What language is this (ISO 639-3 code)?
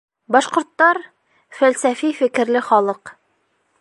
bak